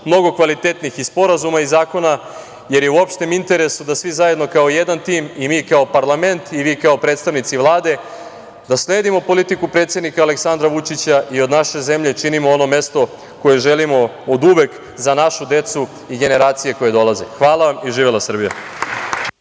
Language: Serbian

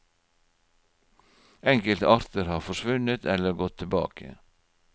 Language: Norwegian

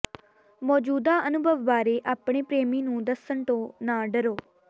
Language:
Punjabi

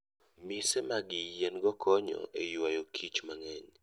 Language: Luo (Kenya and Tanzania)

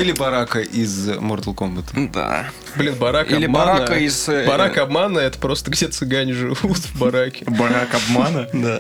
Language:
Russian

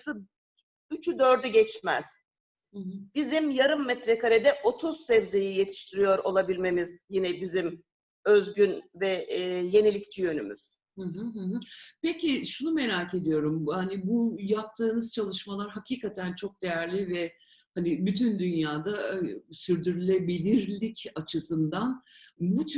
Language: Turkish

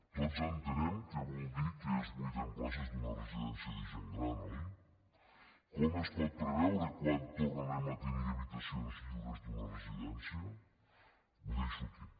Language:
Catalan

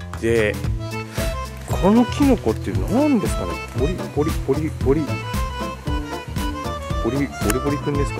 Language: Japanese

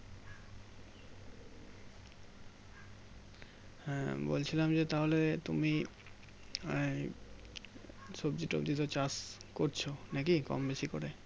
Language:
Bangla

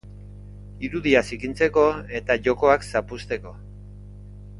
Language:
Basque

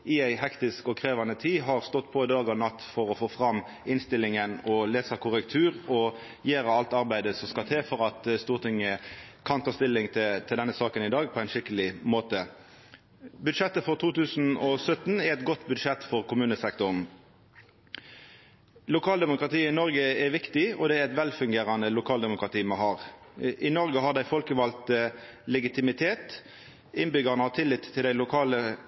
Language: Norwegian Nynorsk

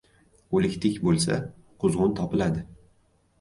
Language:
Uzbek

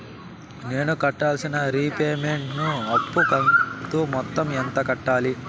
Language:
Telugu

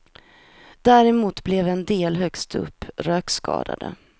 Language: Swedish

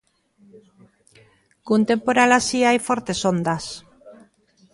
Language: Galician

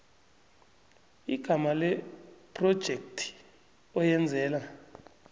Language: South Ndebele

